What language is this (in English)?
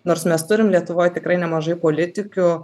Lithuanian